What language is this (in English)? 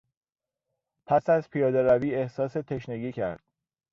Persian